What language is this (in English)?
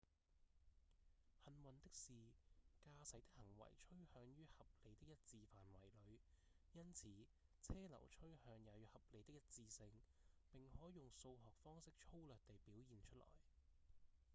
Cantonese